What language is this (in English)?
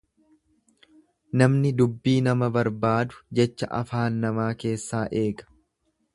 Oromo